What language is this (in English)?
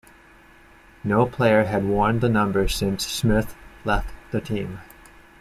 English